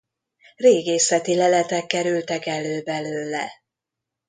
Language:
Hungarian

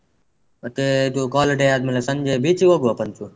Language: Kannada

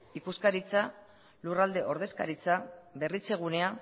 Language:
Basque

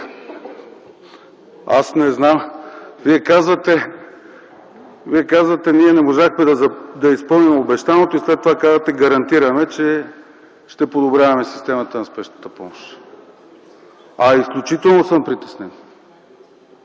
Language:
Bulgarian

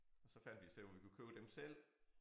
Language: Danish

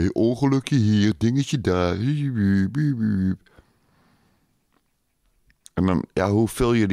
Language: Dutch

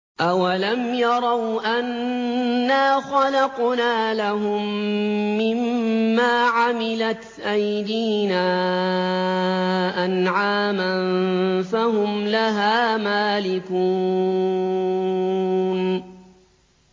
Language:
Arabic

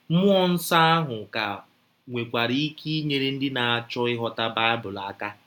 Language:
Igbo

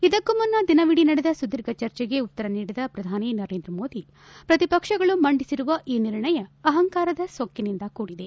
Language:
Kannada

